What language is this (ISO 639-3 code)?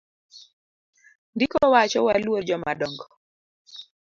luo